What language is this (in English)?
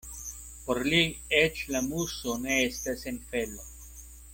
Esperanto